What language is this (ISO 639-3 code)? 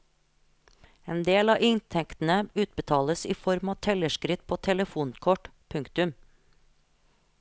nor